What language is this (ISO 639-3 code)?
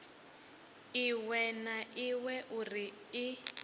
ven